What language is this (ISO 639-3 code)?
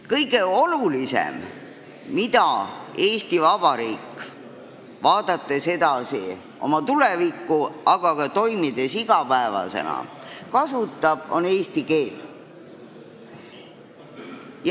est